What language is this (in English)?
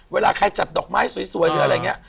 Thai